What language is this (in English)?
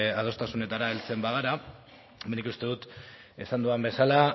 Basque